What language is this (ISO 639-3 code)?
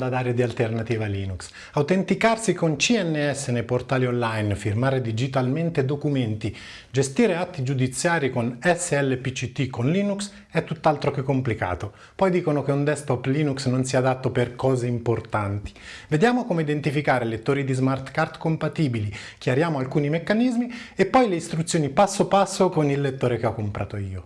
ita